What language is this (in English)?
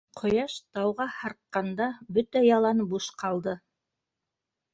Bashkir